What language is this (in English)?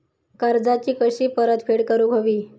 Marathi